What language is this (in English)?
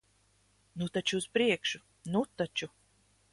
Latvian